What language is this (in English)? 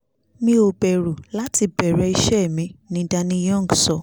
Yoruba